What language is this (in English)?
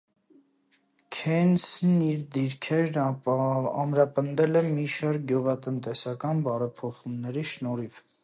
Armenian